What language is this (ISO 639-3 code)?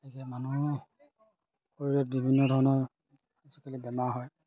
asm